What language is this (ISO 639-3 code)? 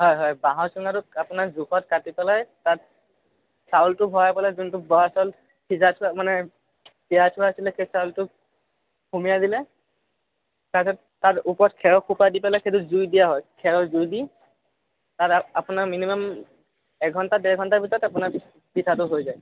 asm